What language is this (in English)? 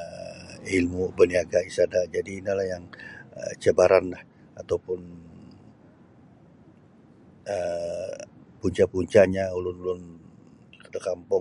Sabah Bisaya